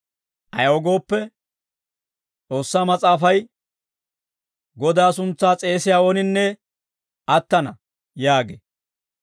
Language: Dawro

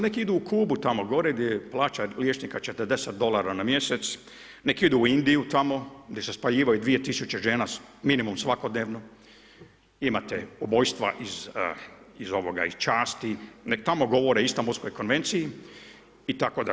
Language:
Croatian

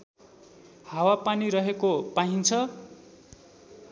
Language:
Nepali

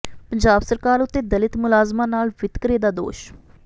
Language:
Punjabi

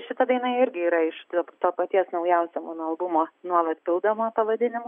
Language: Lithuanian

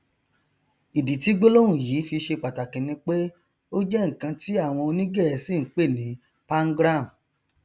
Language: Yoruba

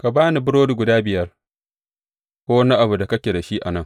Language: Hausa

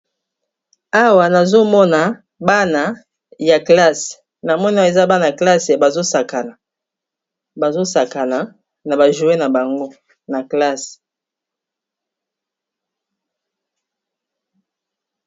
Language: Lingala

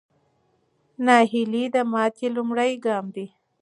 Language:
Pashto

